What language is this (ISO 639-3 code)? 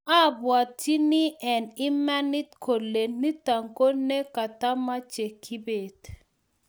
kln